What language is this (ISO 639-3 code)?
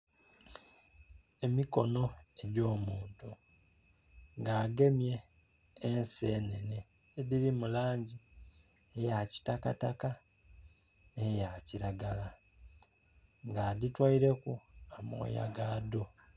xog